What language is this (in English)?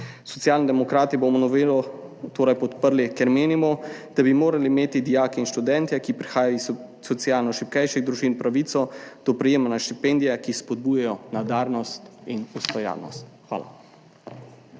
Slovenian